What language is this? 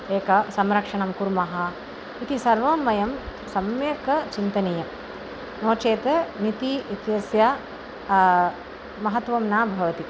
Sanskrit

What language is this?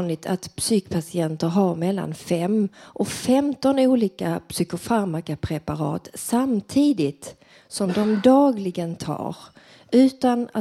Swedish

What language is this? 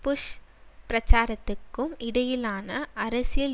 Tamil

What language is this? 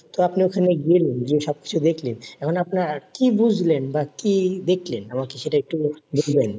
Bangla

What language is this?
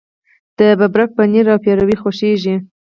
Pashto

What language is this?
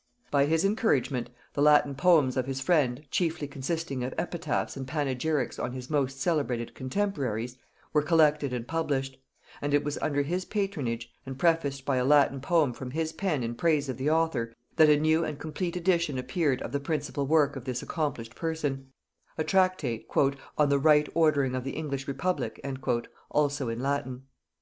English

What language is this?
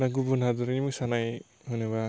Bodo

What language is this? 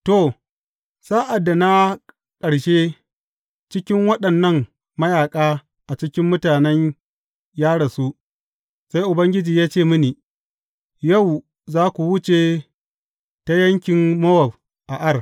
Hausa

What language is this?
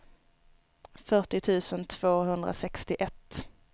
Swedish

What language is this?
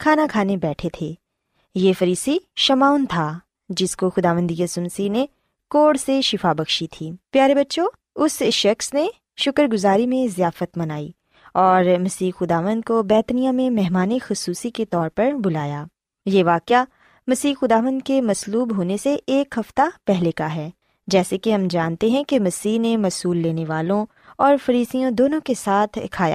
Urdu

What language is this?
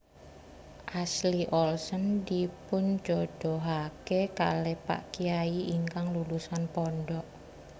Javanese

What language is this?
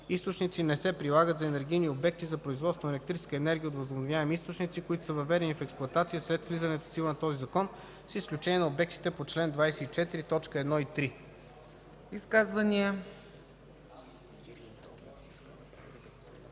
Bulgarian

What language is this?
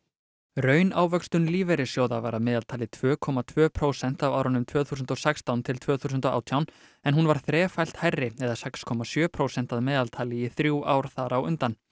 Icelandic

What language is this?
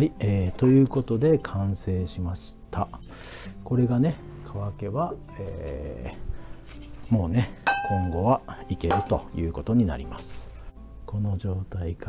Japanese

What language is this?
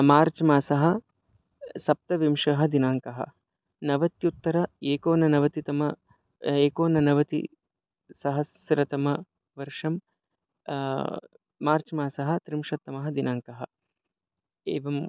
Sanskrit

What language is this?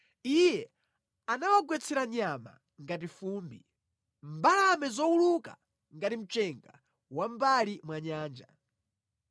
Nyanja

